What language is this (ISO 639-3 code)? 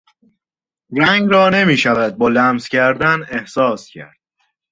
fas